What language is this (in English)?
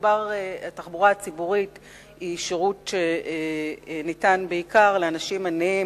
Hebrew